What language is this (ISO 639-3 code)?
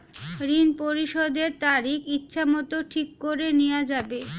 ben